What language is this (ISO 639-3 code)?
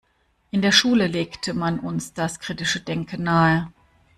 deu